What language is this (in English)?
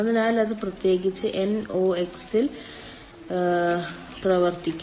Malayalam